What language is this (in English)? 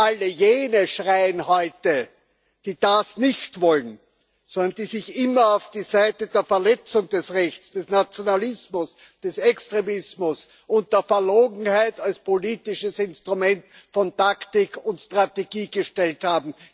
German